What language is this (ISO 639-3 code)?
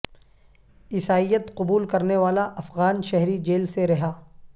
urd